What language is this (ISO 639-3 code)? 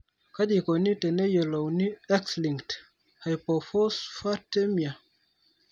mas